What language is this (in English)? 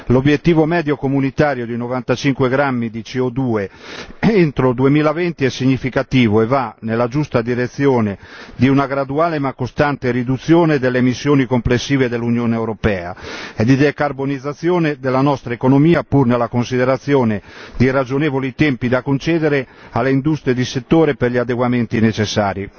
Italian